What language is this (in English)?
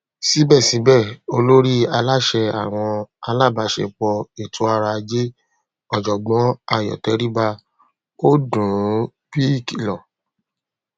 Yoruba